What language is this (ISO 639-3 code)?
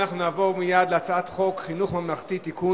heb